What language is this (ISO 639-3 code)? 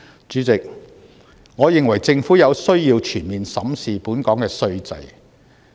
yue